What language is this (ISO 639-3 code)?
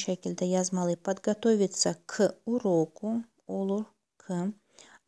rus